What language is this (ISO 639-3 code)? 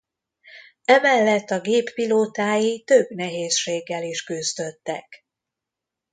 hun